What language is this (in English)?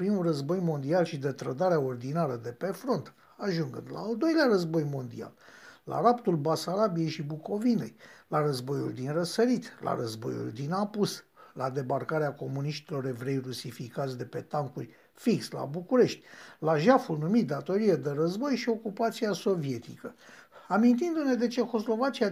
Romanian